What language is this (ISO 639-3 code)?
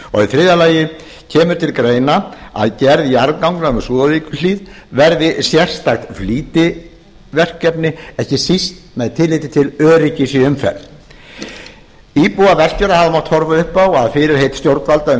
isl